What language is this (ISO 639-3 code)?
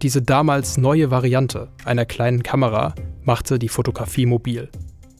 deu